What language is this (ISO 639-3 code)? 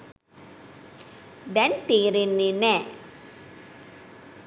sin